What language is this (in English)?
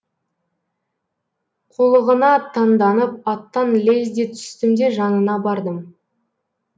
Kazakh